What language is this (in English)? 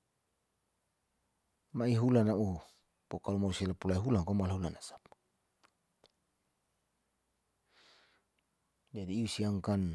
Saleman